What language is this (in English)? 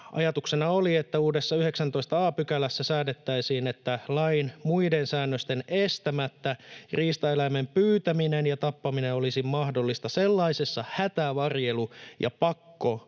Finnish